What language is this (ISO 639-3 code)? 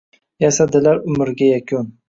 uzb